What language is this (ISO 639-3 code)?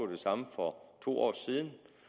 dan